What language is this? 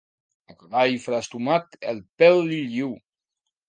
Catalan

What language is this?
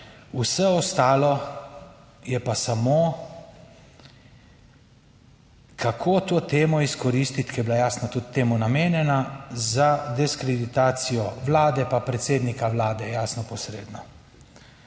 Slovenian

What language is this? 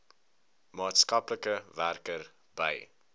Afrikaans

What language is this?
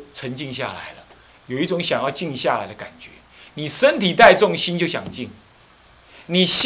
Chinese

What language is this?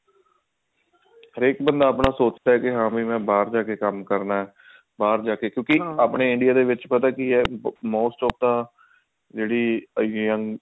Punjabi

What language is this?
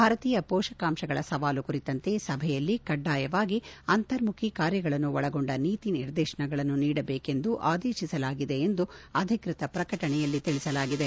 Kannada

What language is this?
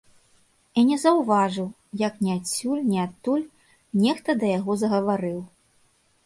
Belarusian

